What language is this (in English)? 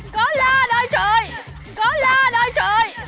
Vietnamese